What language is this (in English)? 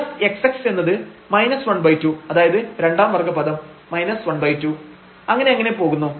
Malayalam